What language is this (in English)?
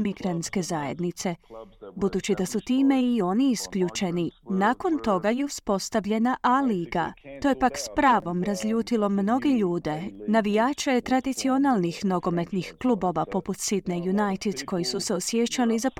Croatian